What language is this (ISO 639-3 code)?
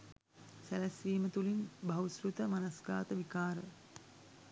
sin